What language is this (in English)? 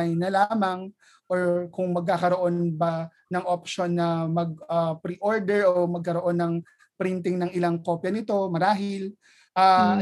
Filipino